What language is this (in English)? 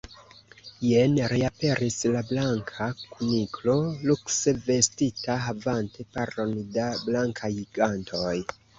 Esperanto